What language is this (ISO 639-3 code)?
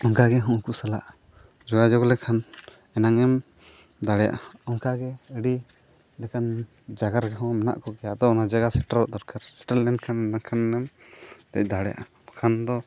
sat